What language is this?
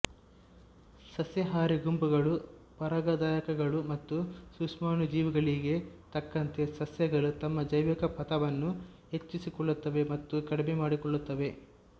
Kannada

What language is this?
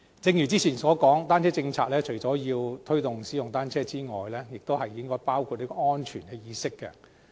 Cantonese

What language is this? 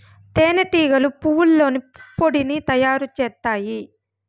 Telugu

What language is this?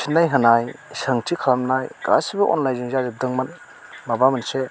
Bodo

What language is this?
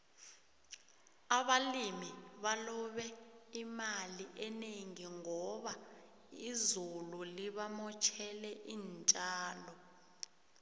South Ndebele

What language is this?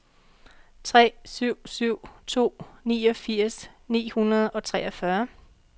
Danish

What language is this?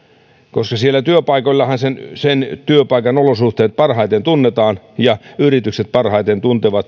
Finnish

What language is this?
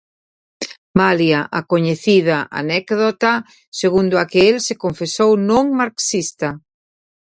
Galician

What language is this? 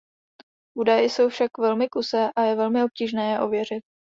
Czech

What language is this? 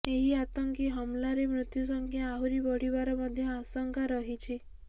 Odia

